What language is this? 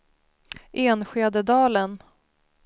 Swedish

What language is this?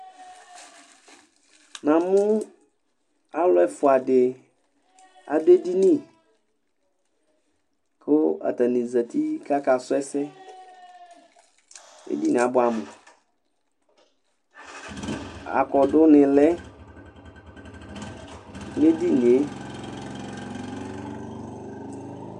Ikposo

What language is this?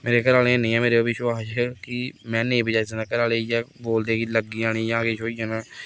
Dogri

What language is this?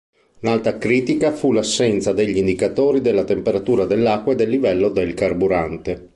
Italian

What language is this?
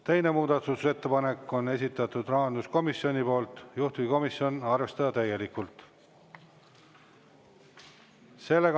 Estonian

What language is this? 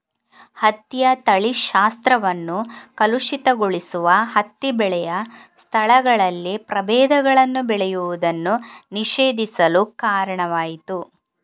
Kannada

